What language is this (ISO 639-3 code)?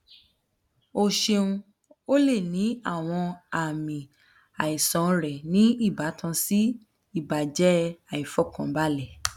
yor